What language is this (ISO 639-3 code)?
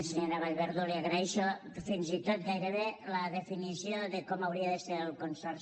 cat